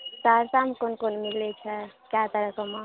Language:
Maithili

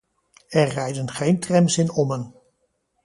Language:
Dutch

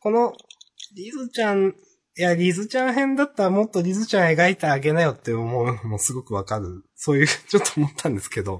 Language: Japanese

